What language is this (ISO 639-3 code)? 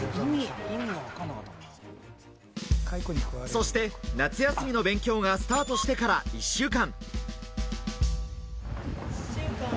jpn